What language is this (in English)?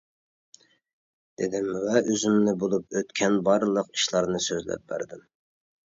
Uyghur